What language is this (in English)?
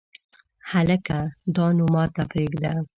Pashto